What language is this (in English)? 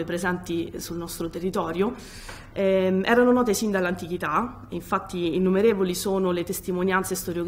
Italian